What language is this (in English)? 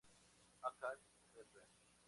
Spanish